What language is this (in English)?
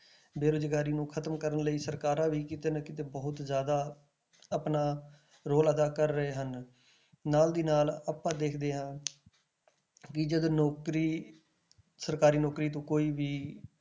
Punjabi